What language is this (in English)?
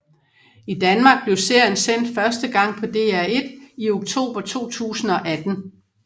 Danish